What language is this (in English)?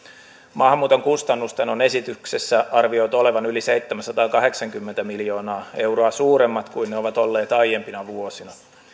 Finnish